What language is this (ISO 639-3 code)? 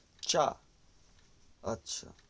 ben